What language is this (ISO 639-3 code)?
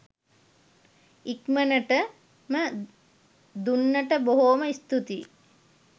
sin